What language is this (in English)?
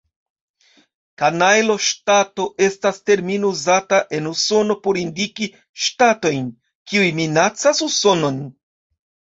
Esperanto